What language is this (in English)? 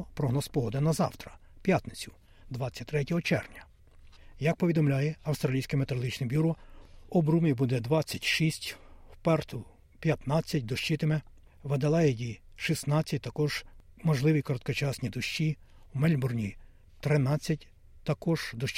Ukrainian